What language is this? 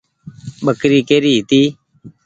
Goaria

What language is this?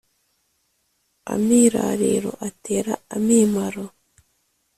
Kinyarwanda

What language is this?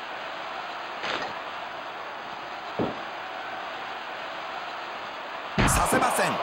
Japanese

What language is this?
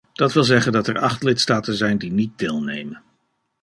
Dutch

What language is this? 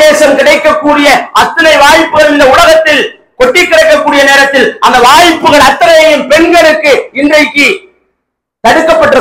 Tamil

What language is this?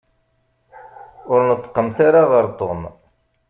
Kabyle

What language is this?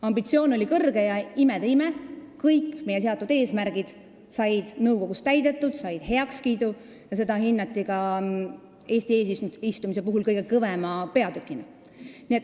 Estonian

